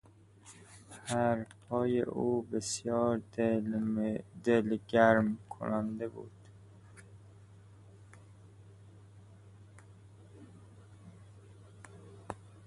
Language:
Persian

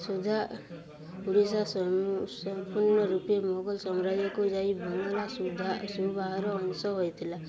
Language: Odia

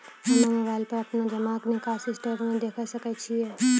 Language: Maithili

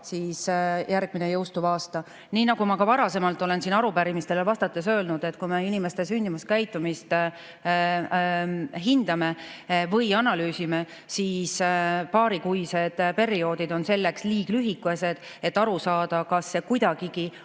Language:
Estonian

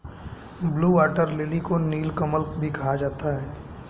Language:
Hindi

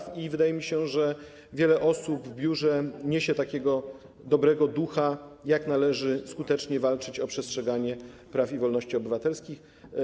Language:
Polish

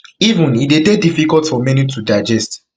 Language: Nigerian Pidgin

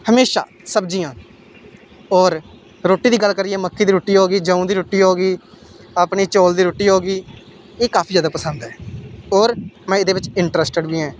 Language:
Dogri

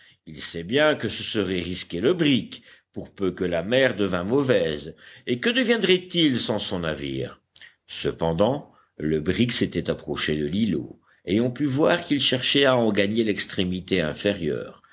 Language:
French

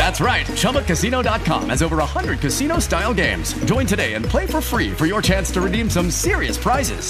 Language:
Italian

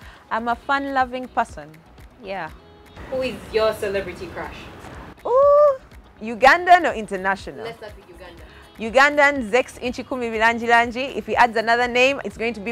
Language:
English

